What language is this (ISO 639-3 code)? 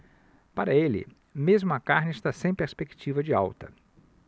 por